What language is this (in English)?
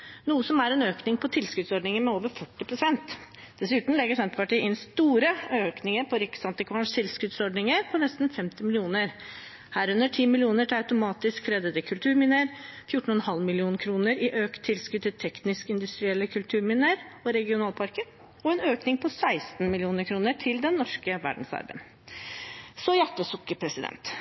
Norwegian Bokmål